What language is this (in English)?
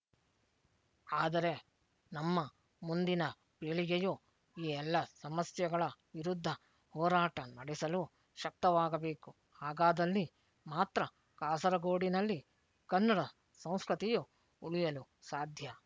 Kannada